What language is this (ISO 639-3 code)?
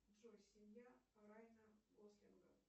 rus